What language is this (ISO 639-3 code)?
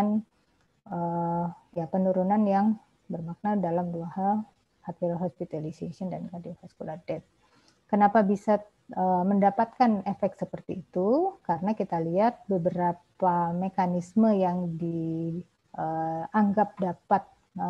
ind